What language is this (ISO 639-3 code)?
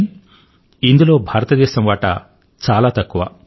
tel